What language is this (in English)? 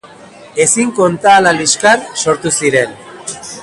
Basque